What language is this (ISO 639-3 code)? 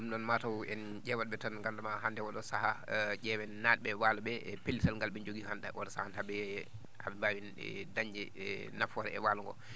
ful